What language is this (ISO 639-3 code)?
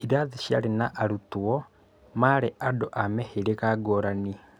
kik